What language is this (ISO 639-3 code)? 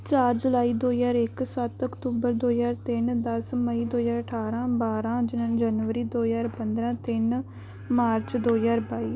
pan